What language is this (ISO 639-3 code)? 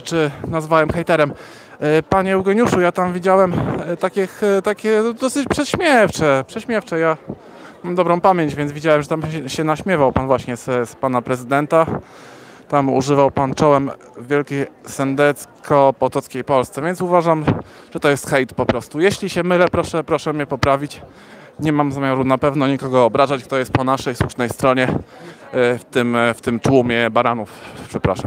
pol